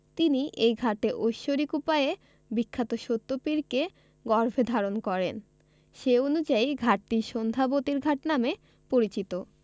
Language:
Bangla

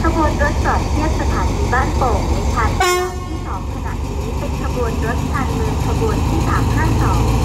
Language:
Thai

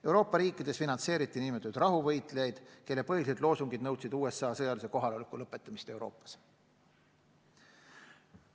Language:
Estonian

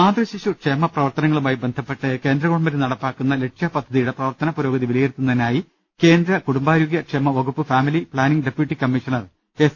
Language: Malayalam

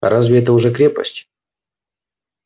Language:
Russian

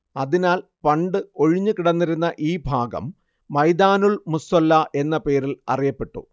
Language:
Malayalam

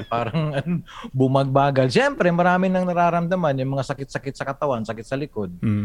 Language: Filipino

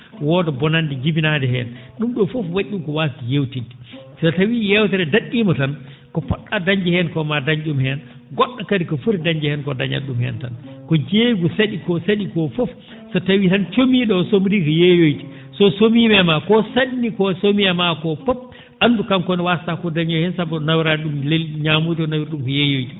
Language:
Fula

